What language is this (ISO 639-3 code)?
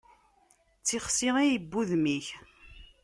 kab